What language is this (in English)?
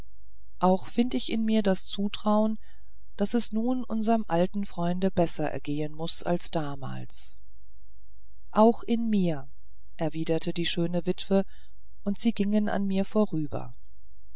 German